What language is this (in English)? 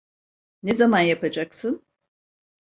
Turkish